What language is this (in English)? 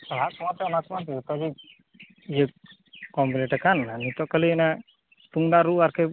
Santali